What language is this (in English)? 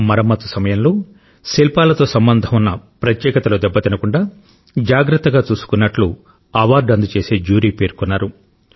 Telugu